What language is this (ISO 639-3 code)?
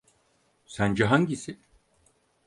tur